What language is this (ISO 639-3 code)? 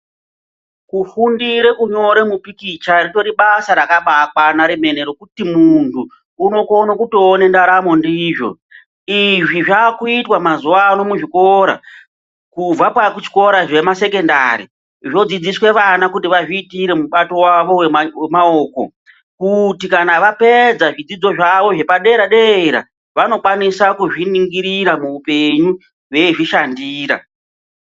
ndc